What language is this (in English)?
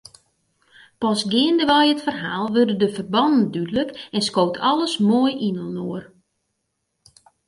Western Frisian